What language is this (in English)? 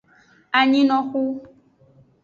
Aja (Benin)